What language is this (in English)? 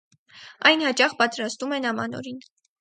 Armenian